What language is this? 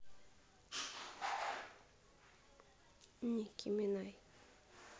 Russian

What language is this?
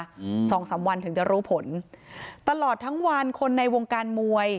Thai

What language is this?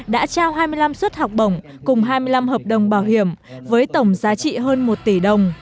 Vietnamese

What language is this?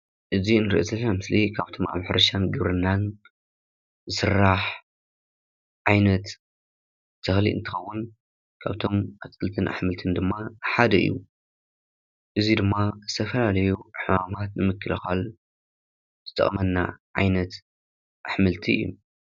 Tigrinya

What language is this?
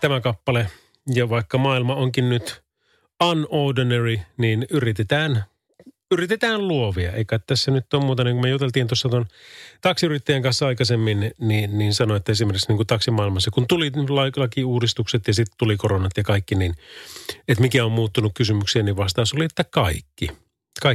Finnish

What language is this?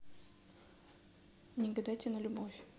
Russian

